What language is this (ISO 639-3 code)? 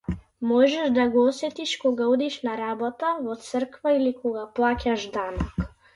mkd